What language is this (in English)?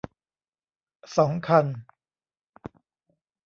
Thai